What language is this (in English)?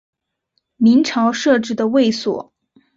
Chinese